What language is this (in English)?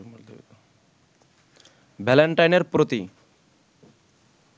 Bangla